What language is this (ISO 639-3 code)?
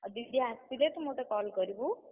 ori